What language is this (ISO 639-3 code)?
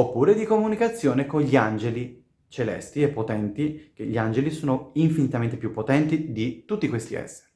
ita